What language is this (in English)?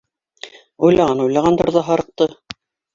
Bashkir